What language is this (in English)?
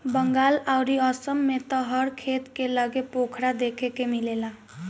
Bhojpuri